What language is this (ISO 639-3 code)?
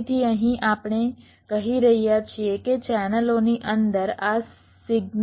guj